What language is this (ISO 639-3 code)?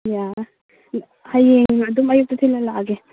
mni